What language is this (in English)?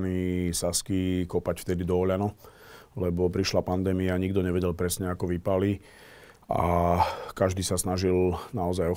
Slovak